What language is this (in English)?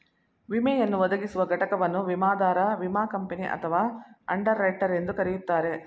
Kannada